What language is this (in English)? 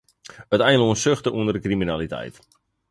Western Frisian